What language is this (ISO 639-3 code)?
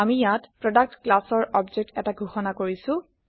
asm